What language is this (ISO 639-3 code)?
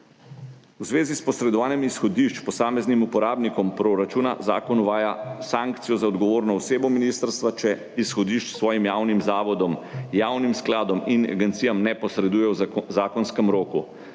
slv